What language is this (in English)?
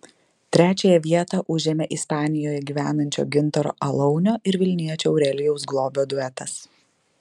Lithuanian